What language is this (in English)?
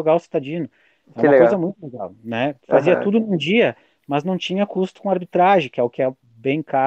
Portuguese